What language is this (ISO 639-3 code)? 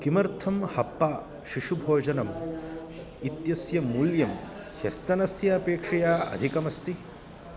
san